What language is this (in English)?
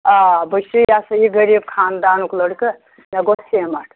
Kashmiri